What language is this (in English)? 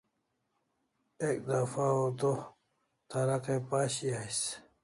Kalasha